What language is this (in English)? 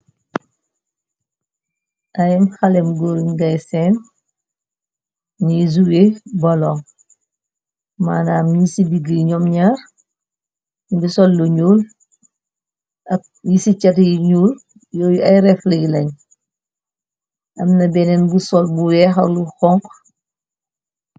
Wolof